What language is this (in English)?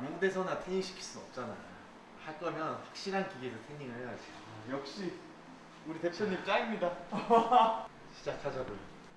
Korean